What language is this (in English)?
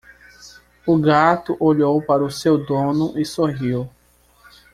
Portuguese